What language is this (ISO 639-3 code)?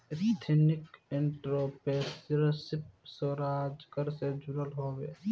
bho